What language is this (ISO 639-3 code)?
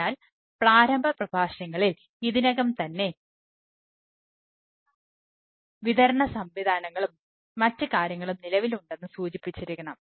mal